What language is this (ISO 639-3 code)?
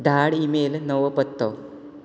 kok